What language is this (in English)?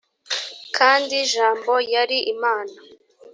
Kinyarwanda